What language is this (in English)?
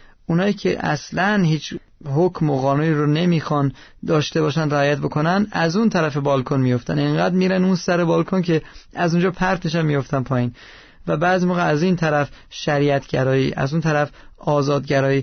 Persian